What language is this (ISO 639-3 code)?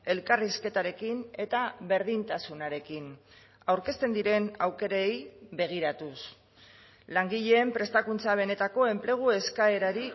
eus